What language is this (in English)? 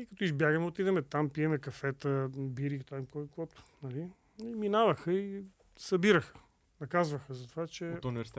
Bulgarian